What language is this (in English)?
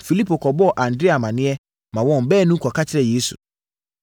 Akan